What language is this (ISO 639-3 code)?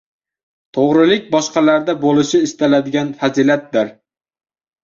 uzb